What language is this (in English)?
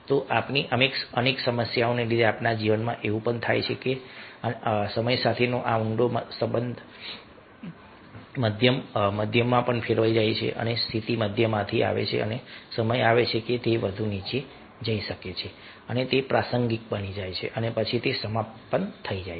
Gujarati